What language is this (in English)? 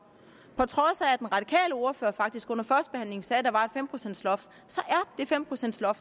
Danish